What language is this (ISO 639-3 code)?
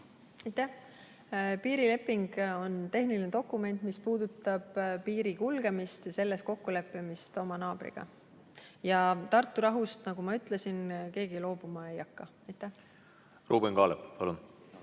est